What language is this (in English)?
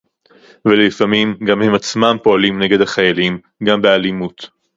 Hebrew